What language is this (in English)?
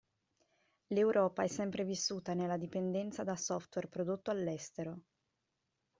Italian